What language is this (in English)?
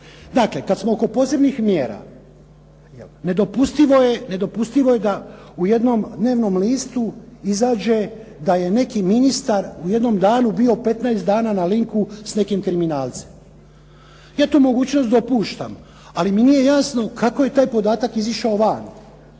Croatian